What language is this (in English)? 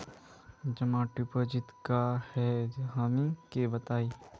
Magahi